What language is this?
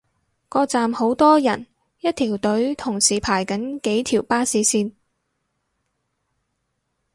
Cantonese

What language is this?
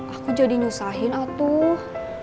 Indonesian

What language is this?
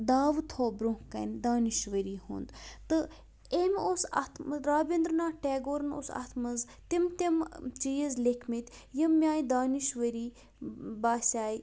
Kashmiri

